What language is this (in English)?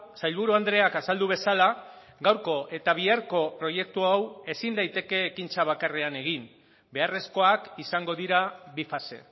Basque